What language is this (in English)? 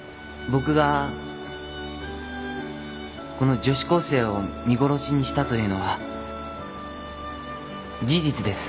Japanese